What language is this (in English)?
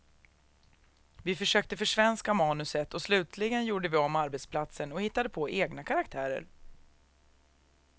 Swedish